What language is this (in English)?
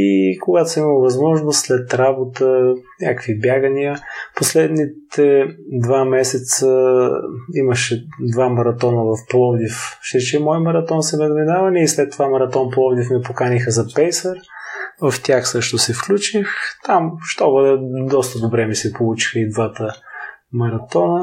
Bulgarian